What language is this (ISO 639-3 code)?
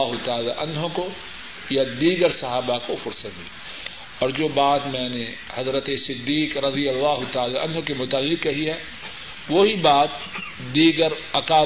urd